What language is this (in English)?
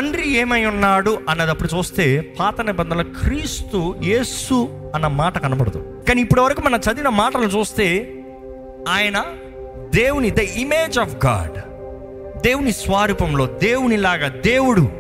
Telugu